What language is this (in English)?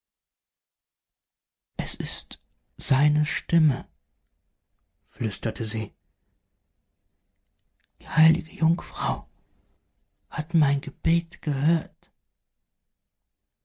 German